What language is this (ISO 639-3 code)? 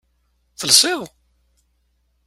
kab